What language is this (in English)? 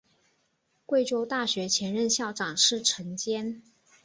Chinese